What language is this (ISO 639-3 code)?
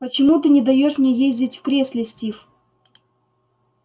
rus